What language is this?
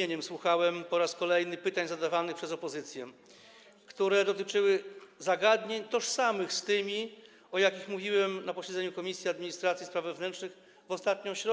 Polish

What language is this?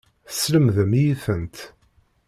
Kabyle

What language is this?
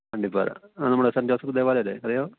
Malayalam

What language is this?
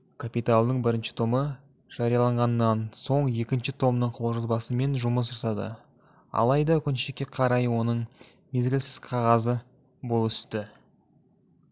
Kazakh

